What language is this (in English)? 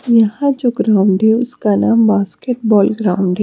Hindi